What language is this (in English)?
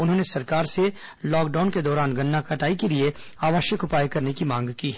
Hindi